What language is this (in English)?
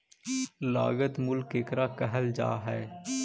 Magahi